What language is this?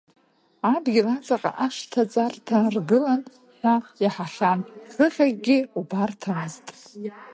Abkhazian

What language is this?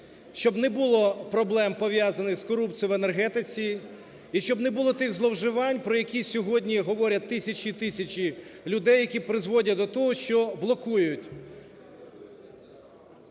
Ukrainian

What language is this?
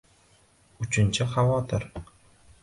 Uzbek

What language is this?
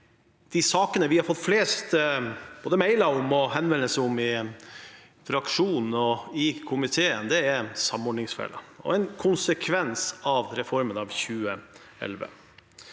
Norwegian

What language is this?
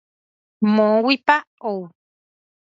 Guarani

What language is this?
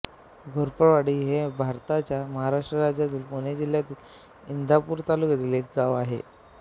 Marathi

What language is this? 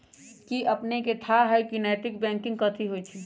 Magahi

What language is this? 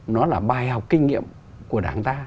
Vietnamese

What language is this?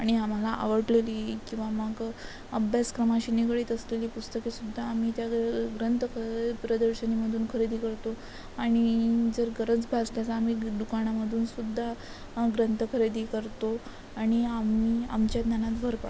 Marathi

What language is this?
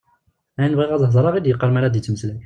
Kabyle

